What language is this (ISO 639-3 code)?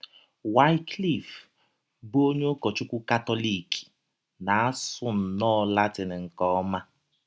ibo